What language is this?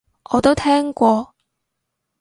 Cantonese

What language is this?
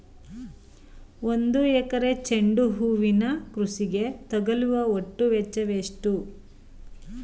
Kannada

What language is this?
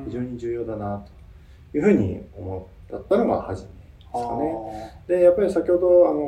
Japanese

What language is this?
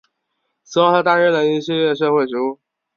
Chinese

